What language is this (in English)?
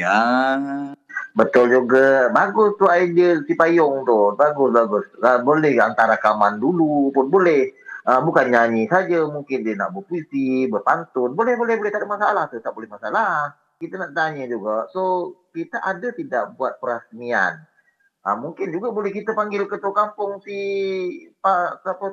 Malay